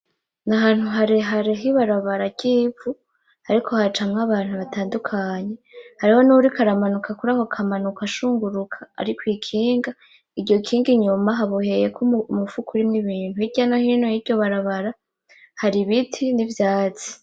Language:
Rundi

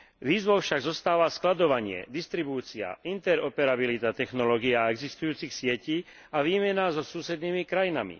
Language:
Slovak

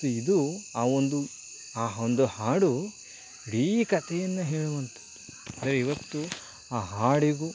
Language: Kannada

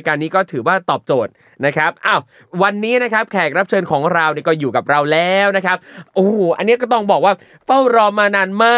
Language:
Thai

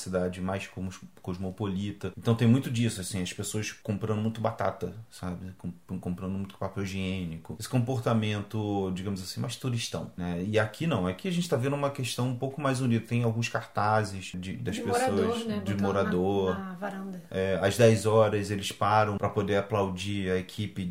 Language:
Portuguese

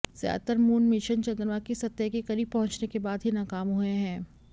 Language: Hindi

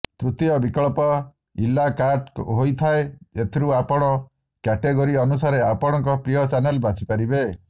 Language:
Odia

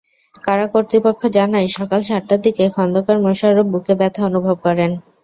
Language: Bangla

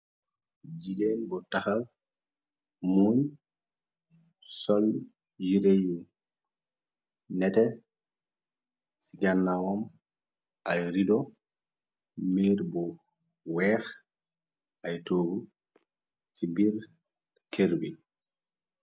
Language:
Wolof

